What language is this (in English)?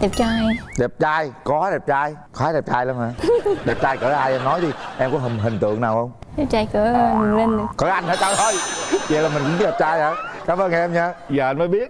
Vietnamese